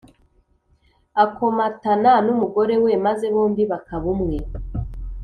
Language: Kinyarwanda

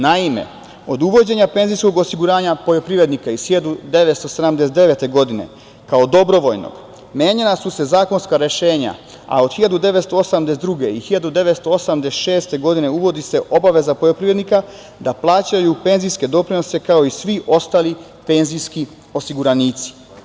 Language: Serbian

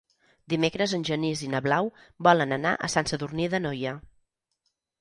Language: Catalan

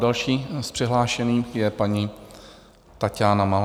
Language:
Czech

